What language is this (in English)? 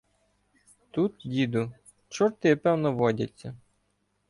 Ukrainian